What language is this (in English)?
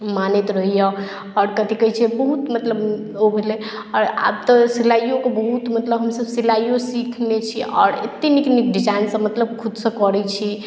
Maithili